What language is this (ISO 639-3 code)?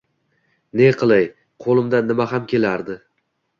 uzb